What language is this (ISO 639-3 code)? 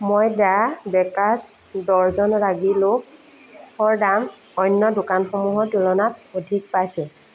asm